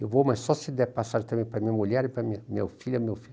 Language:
Portuguese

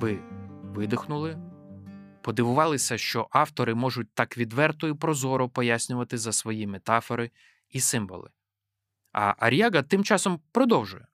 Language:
Ukrainian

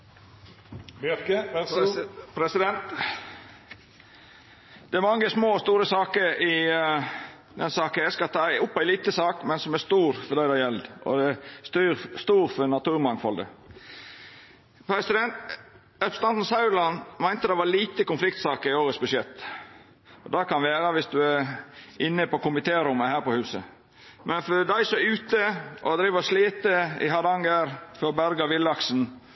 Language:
Norwegian Nynorsk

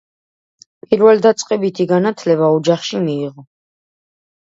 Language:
Georgian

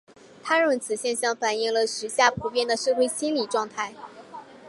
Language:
Chinese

